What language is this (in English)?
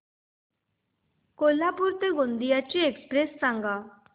Marathi